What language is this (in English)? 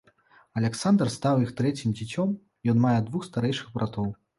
Belarusian